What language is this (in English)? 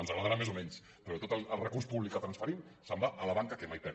Catalan